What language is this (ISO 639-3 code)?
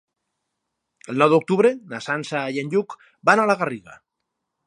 cat